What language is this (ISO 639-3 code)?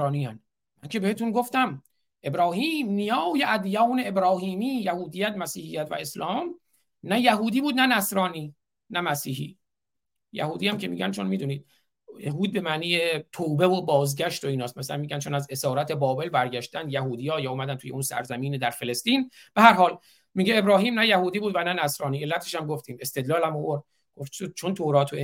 fas